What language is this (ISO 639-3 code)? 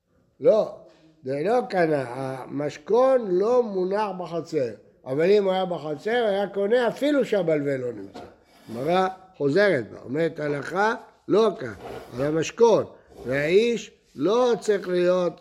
heb